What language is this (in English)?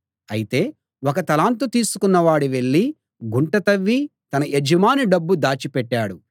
Telugu